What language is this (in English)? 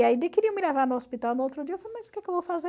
Portuguese